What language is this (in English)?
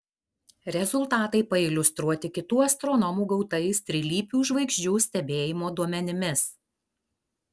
Lithuanian